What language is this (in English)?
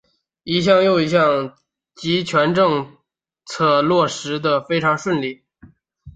Chinese